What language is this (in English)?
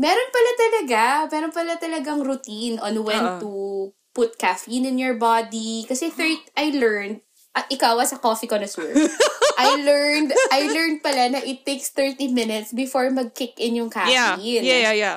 Filipino